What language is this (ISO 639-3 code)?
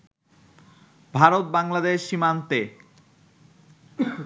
ben